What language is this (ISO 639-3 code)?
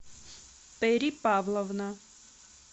rus